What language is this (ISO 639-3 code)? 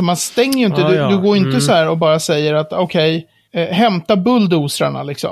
swe